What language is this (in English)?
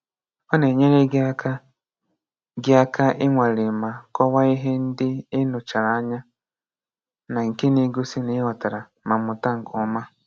Igbo